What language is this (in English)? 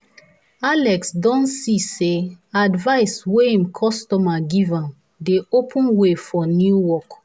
Nigerian Pidgin